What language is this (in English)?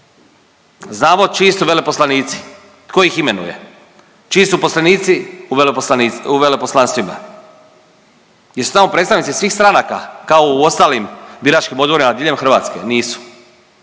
Croatian